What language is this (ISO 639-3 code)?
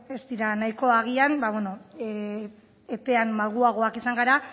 eus